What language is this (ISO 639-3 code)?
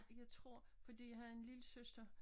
dan